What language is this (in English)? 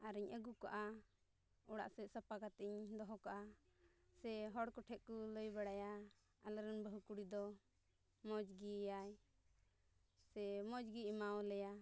Santali